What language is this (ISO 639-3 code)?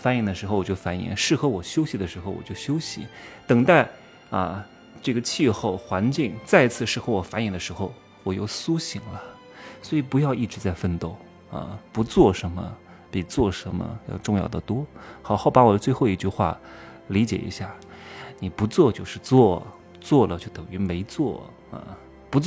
zho